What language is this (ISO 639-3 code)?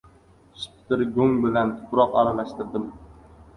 uzb